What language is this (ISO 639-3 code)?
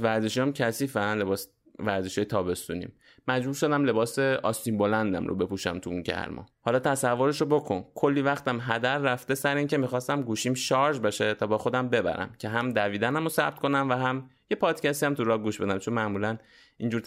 fas